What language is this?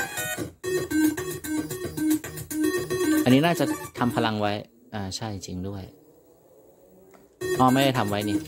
Thai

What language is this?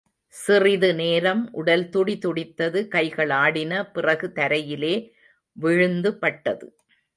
Tamil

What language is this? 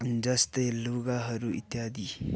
Nepali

